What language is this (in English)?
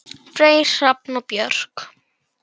Icelandic